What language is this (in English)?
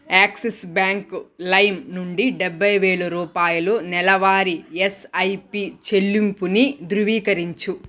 Telugu